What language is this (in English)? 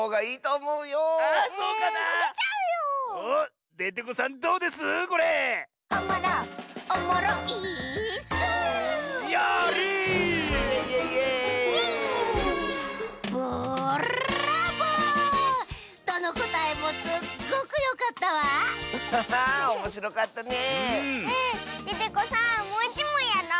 Japanese